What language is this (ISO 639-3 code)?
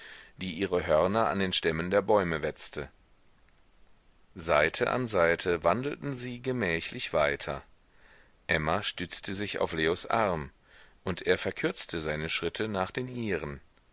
deu